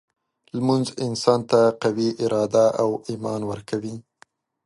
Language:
Pashto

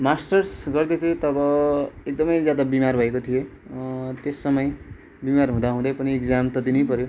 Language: Nepali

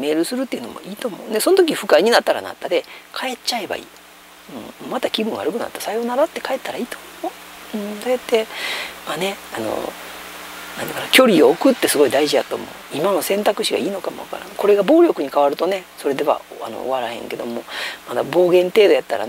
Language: Japanese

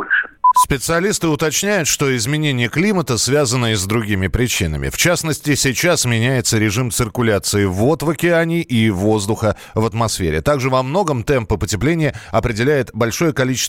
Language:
Russian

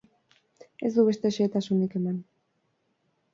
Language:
Basque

